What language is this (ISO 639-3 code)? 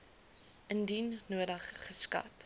afr